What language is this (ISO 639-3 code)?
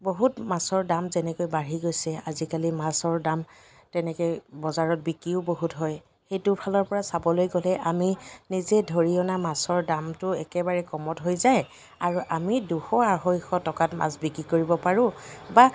asm